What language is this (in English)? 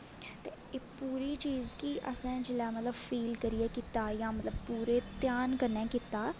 Dogri